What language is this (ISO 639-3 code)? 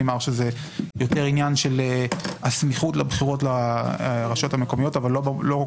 heb